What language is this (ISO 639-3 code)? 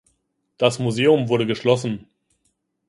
deu